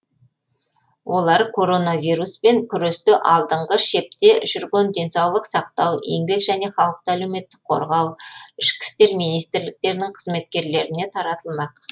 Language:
Kazakh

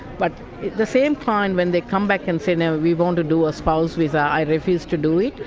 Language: English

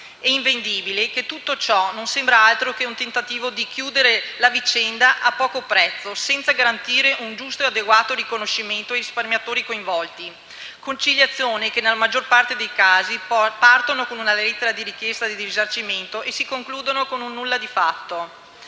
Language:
Italian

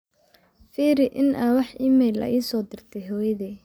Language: Somali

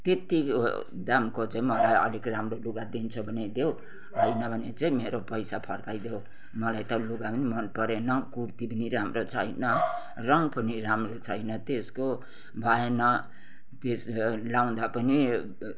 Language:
Nepali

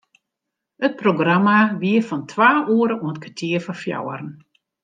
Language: Western Frisian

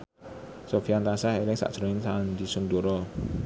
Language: Javanese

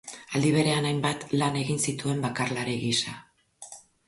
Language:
Basque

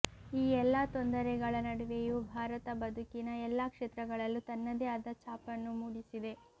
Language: Kannada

